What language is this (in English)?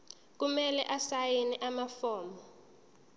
Zulu